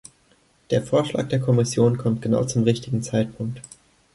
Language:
German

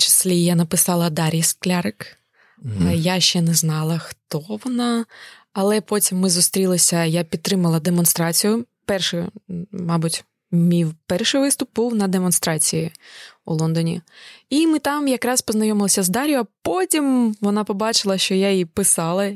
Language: Ukrainian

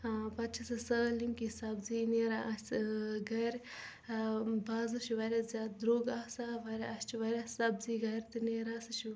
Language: Kashmiri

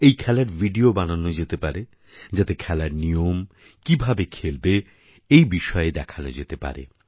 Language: Bangla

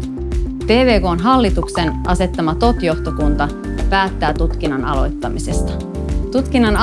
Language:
Finnish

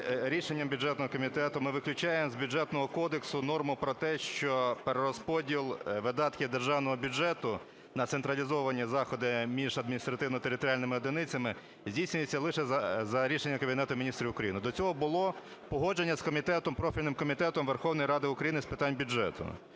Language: Ukrainian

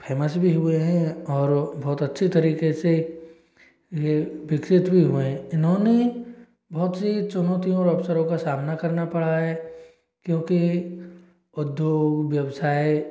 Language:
Hindi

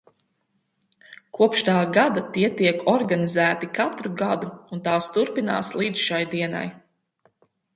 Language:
Latvian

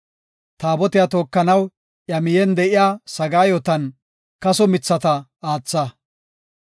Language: Gofa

